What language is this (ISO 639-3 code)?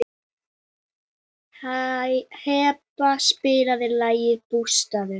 isl